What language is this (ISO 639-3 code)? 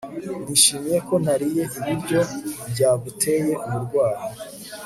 kin